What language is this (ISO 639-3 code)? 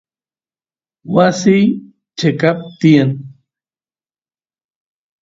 qus